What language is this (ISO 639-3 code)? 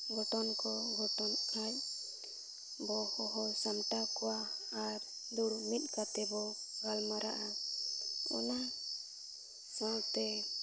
sat